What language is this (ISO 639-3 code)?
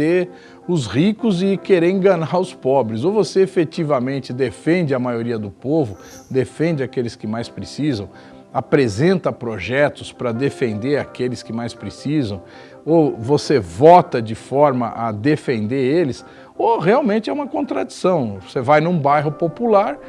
por